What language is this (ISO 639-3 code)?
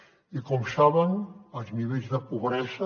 cat